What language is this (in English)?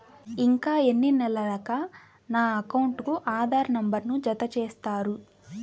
Telugu